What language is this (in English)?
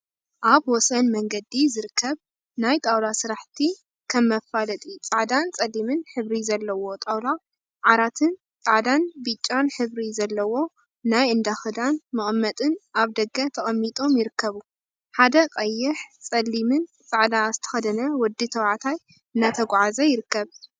Tigrinya